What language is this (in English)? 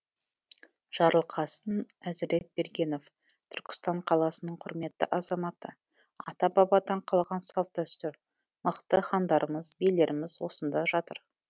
Kazakh